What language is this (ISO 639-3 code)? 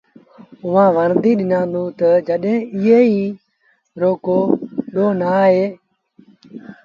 sbn